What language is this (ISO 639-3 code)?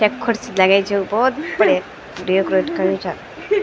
gbm